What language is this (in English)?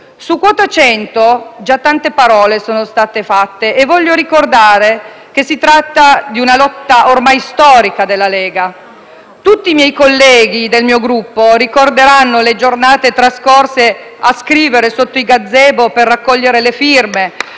Italian